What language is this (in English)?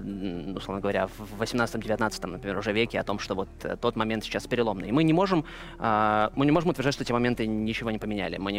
Russian